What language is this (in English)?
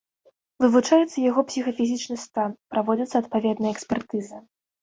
Belarusian